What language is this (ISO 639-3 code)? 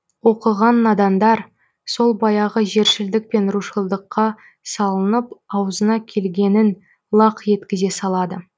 kaz